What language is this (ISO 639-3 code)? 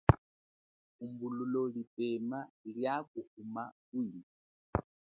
cjk